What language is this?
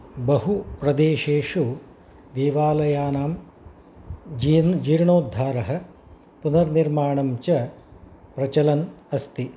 Sanskrit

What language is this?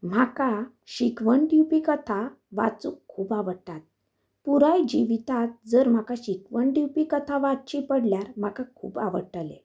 Konkani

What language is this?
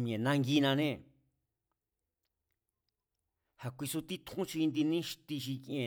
Mazatlán Mazatec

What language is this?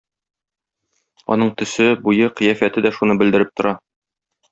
Tatar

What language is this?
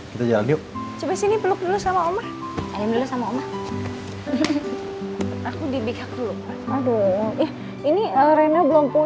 Indonesian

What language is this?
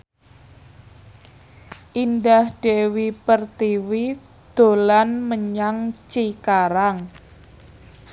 Javanese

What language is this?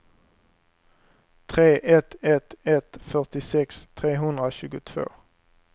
Swedish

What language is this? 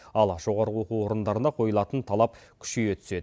Kazakh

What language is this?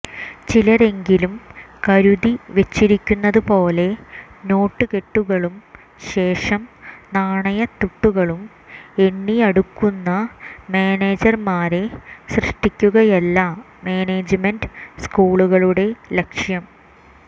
Malayalam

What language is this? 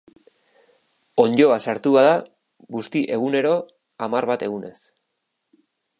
Basque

